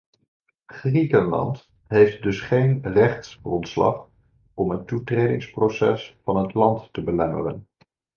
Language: Dutch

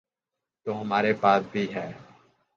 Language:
Urdu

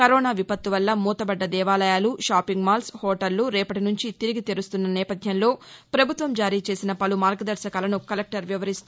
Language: Telugu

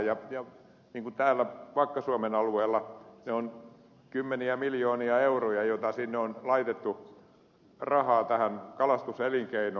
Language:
Finnish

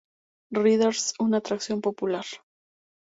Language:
Spanish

